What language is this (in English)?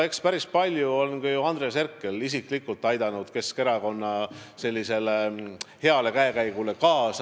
Estonian